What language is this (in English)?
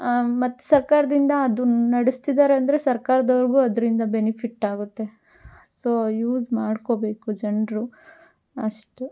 Kannada